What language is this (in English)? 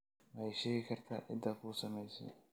Somali